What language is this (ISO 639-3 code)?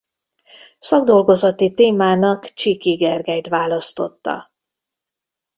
hun